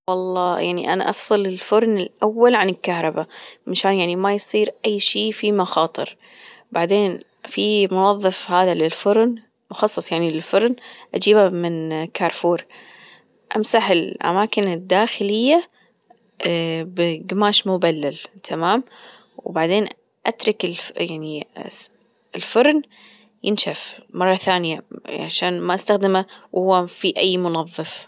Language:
Gulf Arabic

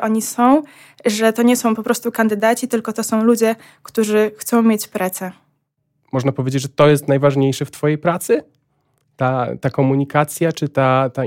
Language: Polish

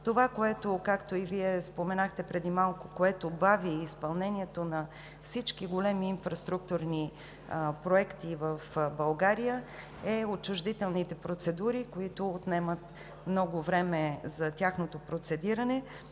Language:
Bulgarian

